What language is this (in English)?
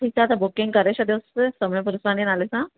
Sindhi